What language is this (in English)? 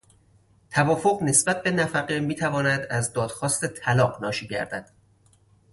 Persian